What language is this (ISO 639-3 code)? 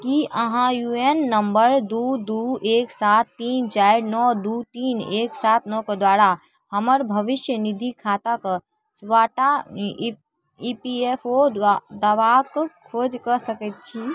mai